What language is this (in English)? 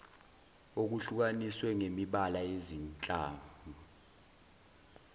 Zulu